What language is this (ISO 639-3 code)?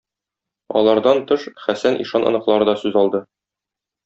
tat